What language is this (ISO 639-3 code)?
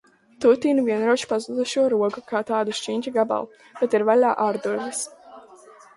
lav